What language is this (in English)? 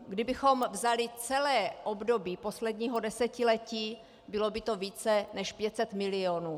Czech